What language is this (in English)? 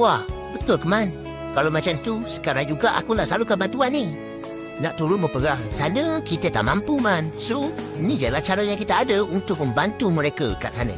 Malay